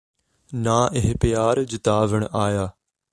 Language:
Punjabi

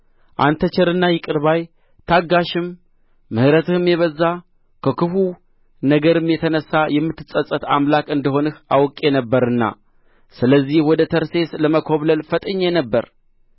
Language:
Amharic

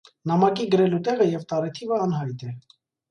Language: Armenian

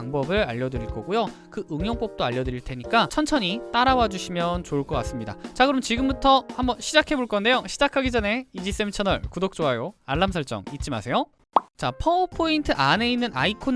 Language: Korean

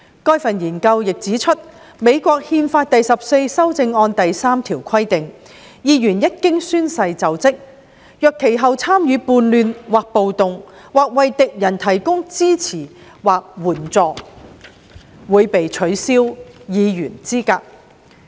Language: Cantonese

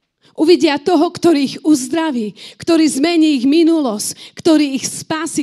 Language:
Slovak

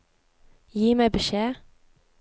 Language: Norwegian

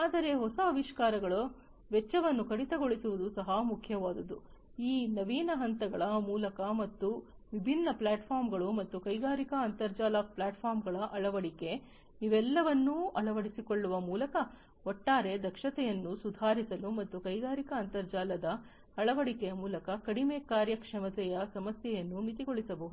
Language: Kannada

